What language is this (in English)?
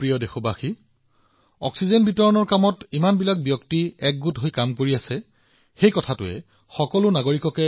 Assamese